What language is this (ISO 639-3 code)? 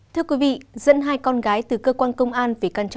vie